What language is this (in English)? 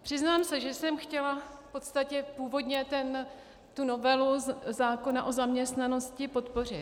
Czech